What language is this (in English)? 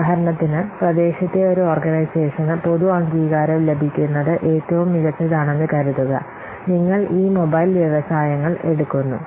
Malayalam